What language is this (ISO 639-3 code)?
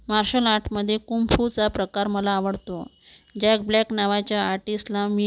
mar